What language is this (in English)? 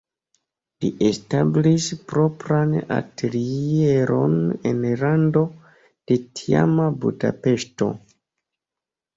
Esperanto